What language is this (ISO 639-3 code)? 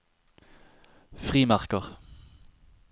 nor